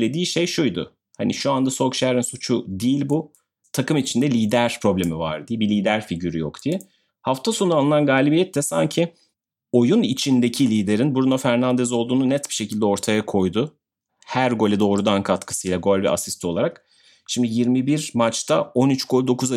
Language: Turkish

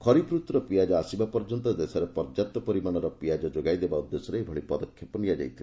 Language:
Odia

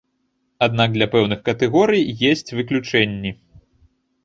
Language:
Belarusian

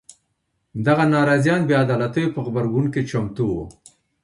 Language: Pashto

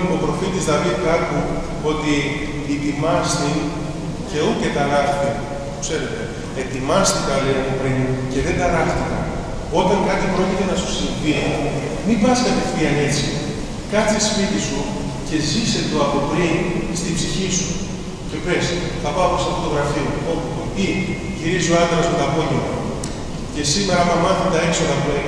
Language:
Greek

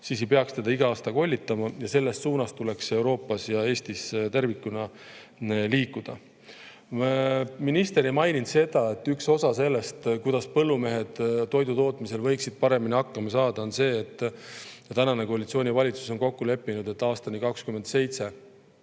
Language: Estonian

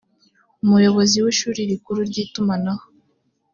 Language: Kinyarwanda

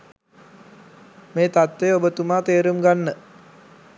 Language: Sinhala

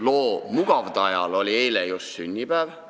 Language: Estonian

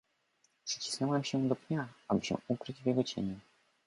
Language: Polish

